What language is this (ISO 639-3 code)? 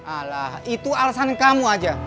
ind